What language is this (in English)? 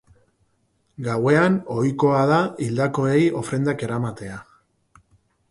Basque